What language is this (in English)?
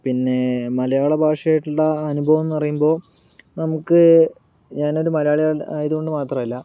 Malayalam